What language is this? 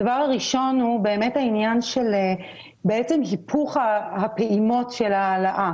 Hebrew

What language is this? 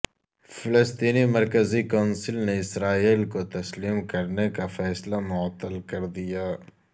Urdu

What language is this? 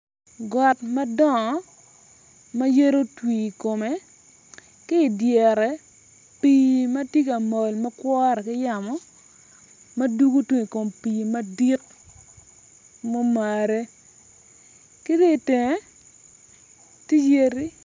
Acoli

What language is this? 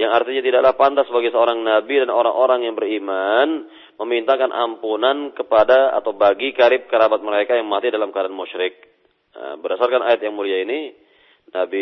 Malay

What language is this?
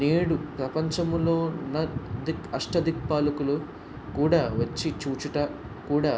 Telugu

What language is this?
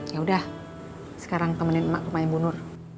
Indonesian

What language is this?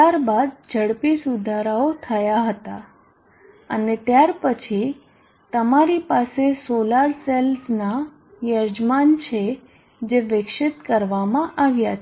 Gujarati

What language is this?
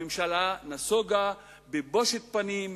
Hebrew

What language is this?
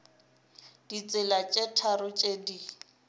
Northern Sotho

